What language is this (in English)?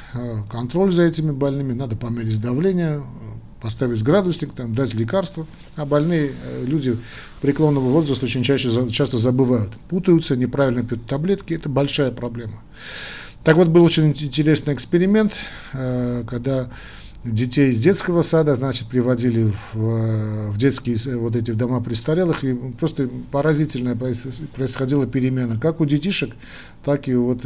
Russian